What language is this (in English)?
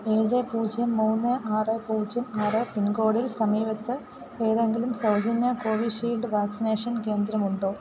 Malayalam